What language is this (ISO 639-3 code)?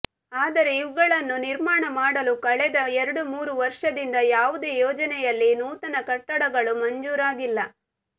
kan